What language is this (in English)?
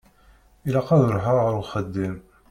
Kabyle